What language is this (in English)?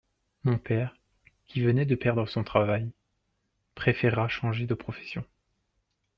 French